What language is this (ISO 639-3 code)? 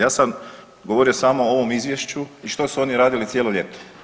hrv